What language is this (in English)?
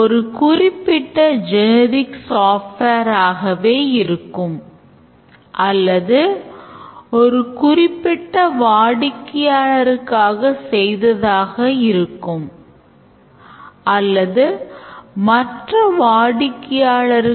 Tamil